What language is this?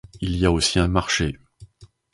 French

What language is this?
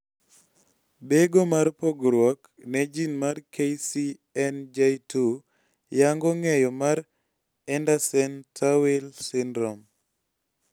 Luo (Kenya and Tanzania)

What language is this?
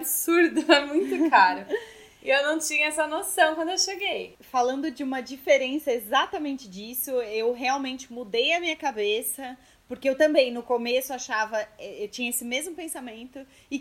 Portuguese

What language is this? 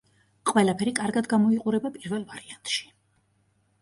Georgian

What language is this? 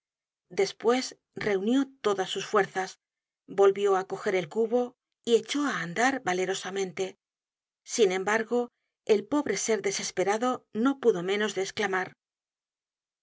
Spanish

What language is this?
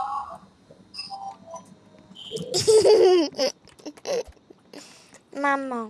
French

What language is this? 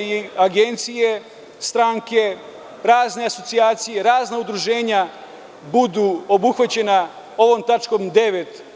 Serbian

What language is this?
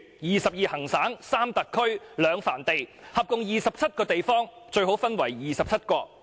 Cantonese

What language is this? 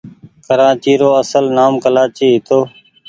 Goaria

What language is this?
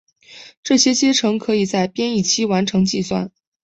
Chinese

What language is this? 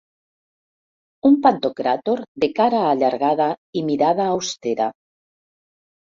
Catalan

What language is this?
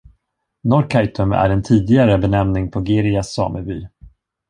Swedish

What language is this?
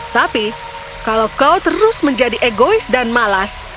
Indonesian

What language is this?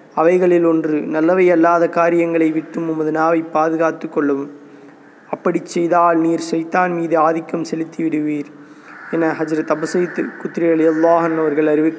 Tamil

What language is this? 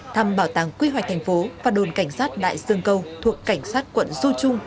Vietnamese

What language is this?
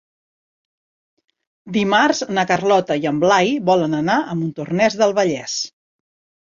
Catalan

